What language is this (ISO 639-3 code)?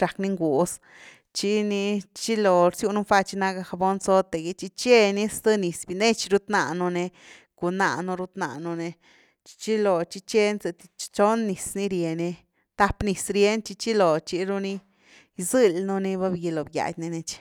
ztu